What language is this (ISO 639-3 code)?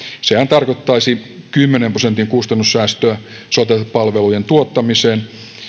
fin